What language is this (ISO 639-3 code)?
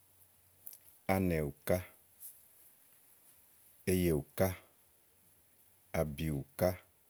ahl